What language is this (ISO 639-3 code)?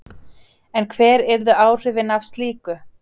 isl